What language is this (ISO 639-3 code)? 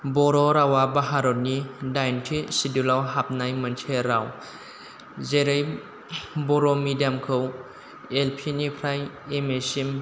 brx